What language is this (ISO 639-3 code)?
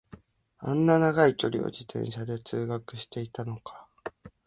jpn